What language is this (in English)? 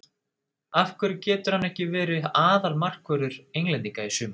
Icelandic